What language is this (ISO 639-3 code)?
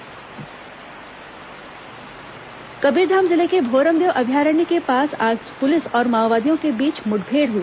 hin